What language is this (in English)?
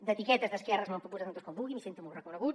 Catalan